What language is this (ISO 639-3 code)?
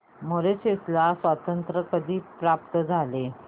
mar